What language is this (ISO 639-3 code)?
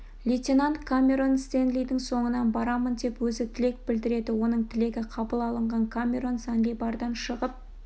kaz